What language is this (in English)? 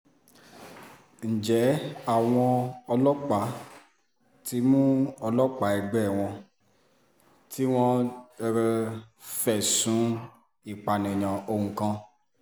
Yoruba